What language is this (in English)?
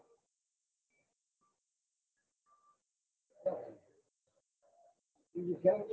Gujarati